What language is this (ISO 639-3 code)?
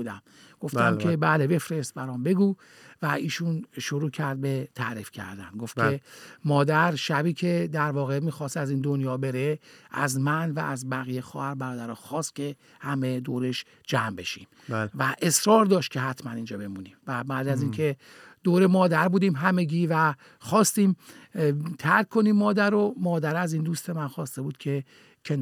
fas